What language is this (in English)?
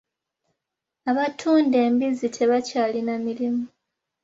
Ganda